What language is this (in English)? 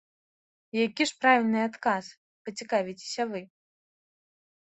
Belarusian